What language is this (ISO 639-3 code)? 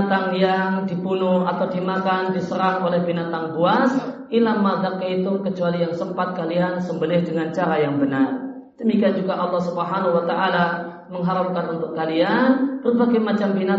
ind